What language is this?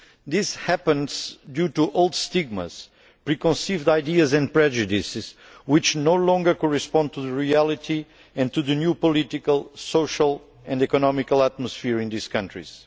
English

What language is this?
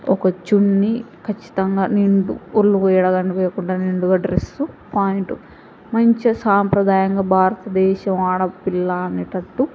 Telugu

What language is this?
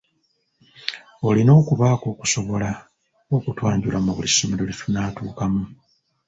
Ganda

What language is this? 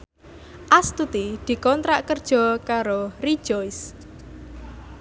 Javanese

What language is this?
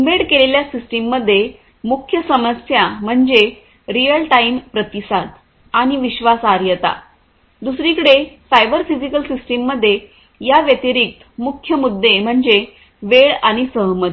Marathi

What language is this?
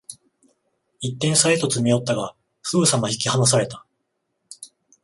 Japanese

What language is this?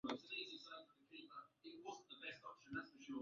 Swahili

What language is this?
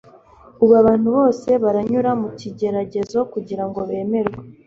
Kinyarwanda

